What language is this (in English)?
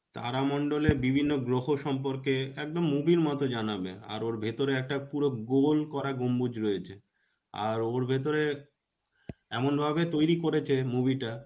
Bangla